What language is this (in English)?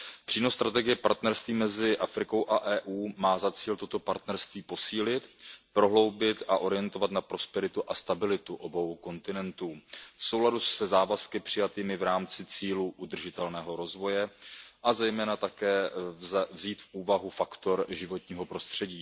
Czech